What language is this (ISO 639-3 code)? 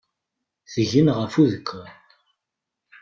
kab